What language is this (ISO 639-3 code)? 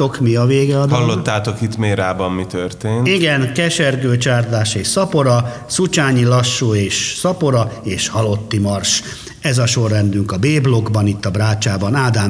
hun